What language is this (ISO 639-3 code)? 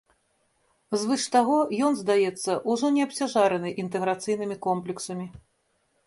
bel